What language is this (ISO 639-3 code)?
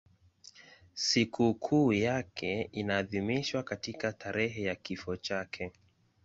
swa